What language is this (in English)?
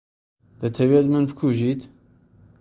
Central Kurdish